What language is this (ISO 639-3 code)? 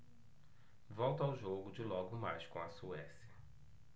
por